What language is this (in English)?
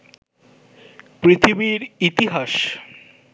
Bangla